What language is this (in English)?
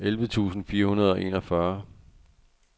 Danish